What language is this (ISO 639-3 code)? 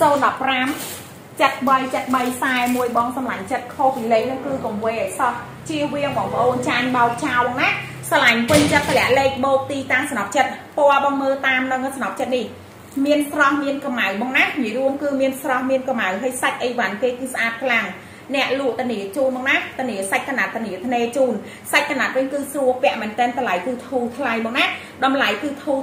vie